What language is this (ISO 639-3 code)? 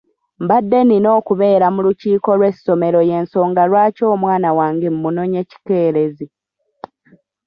lug